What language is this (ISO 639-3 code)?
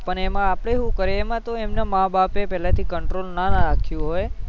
guj